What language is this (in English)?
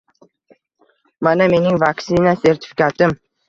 Uzbek